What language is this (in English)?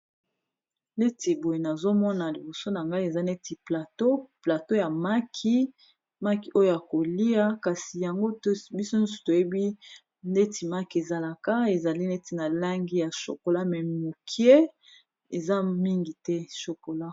Lingala